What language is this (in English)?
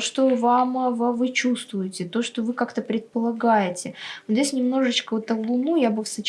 Russian